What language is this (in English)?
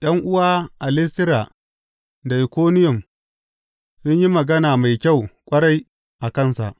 Hausa